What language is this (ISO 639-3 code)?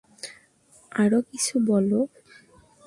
ben